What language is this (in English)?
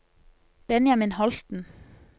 Norwegian